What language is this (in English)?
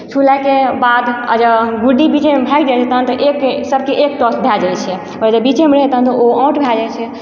Maithili